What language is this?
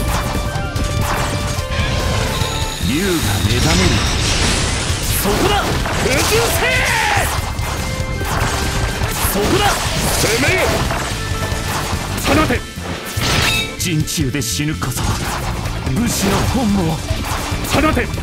Japanese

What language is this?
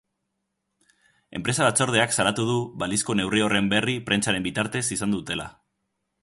Basque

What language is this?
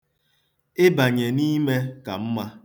Igbo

